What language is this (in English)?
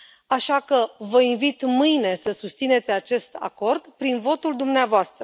Romanian